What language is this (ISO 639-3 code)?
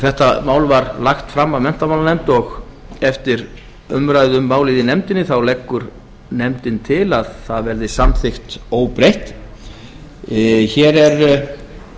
isl